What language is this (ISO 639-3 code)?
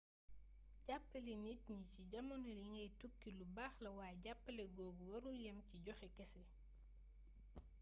wol